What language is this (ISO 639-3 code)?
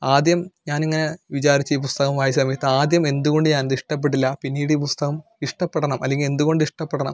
mal